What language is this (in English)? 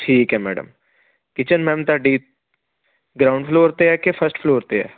Punjabi